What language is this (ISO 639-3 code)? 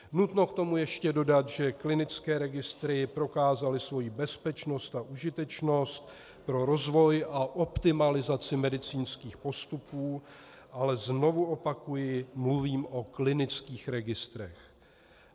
ces